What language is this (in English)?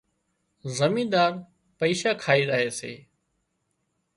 Wadiyara Koli